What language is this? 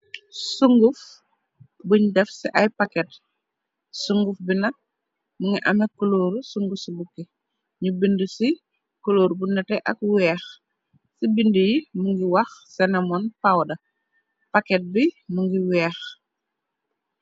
Wolof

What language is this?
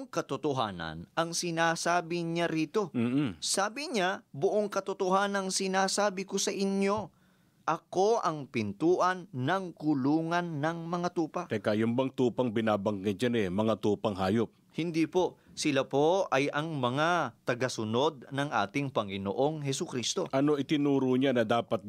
Filipino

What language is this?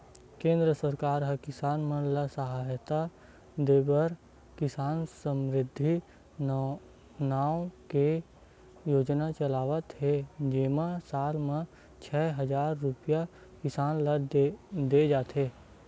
Chhattisgarhi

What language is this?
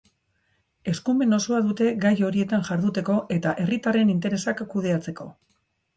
Basque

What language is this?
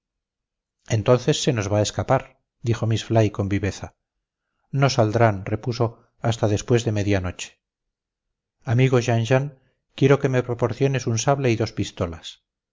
Spanish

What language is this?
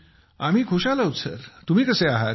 Marathi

